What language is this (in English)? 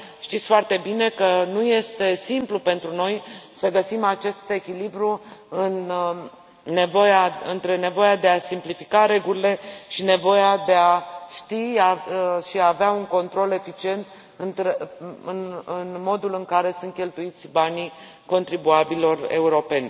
Romanian